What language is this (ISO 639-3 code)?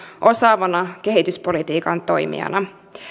fin